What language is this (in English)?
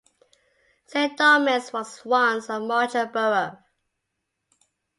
English